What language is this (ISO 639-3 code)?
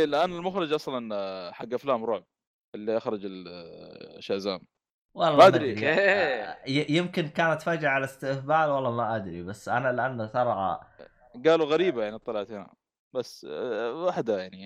ara